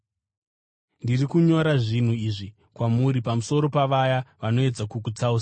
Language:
Shona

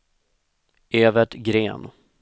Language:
Swedish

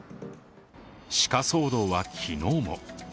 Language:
Japanese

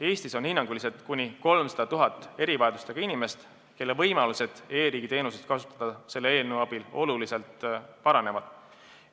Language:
Estonian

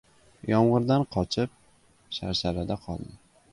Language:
Uzbek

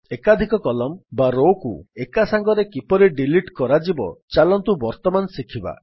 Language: Odia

